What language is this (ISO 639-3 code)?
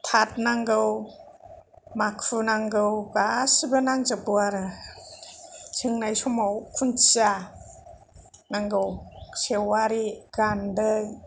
brx